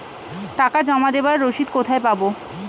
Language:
Bangla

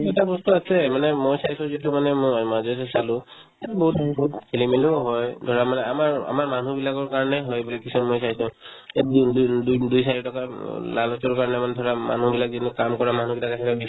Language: Assamese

